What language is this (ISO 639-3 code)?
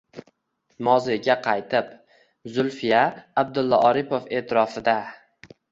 uzb